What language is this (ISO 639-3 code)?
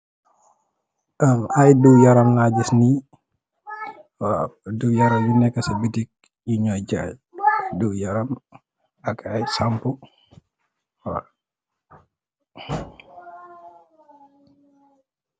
wol